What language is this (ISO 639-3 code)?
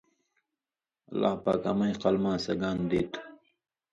mvy